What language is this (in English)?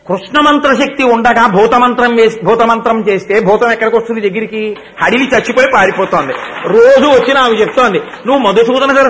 Telugu